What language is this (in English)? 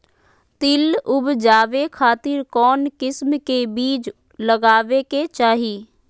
Magahi